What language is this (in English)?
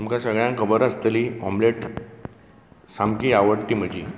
Konkani